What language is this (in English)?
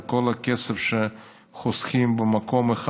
Hebrew